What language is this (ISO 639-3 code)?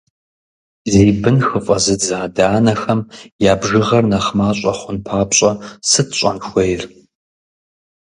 kbd